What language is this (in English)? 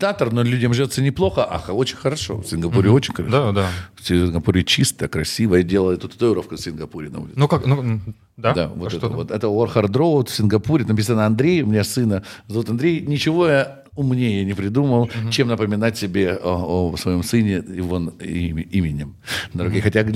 Russian